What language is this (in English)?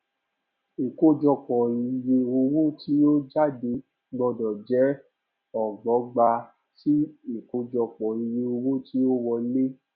Yoruba